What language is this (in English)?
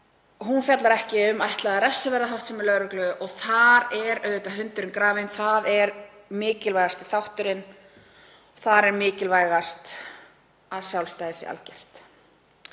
Icelandic